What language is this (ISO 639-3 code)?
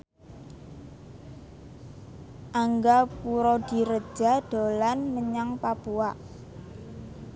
jav